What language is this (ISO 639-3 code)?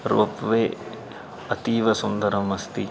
san